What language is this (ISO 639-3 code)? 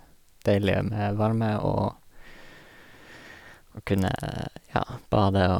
nor